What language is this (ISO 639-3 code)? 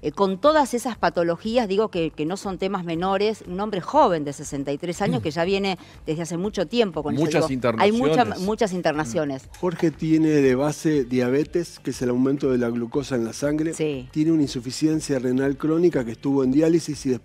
spa